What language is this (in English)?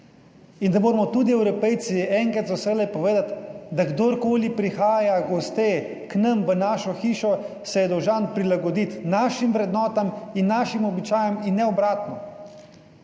Slovenian